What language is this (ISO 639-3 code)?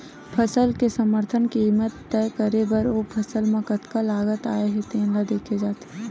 hne